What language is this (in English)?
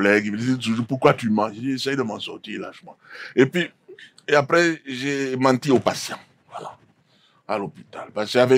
French